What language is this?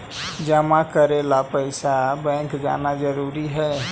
Magahi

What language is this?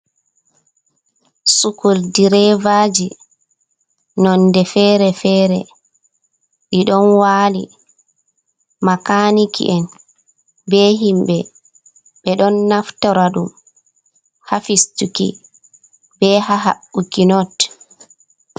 Fula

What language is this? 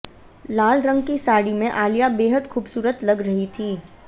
Hindi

